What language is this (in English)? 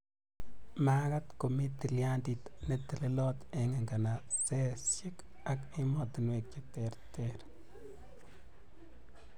Kalenjin